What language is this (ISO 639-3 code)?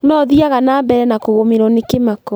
kik